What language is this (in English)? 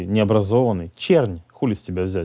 Russian